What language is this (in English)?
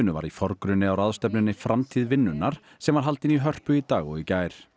Icelandic